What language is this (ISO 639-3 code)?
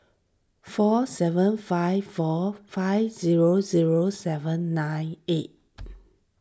eng